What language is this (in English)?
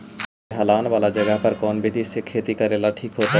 Magahi